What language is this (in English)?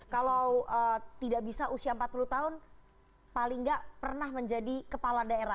Indonesian